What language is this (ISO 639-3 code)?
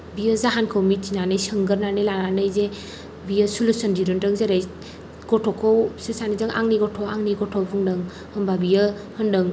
brx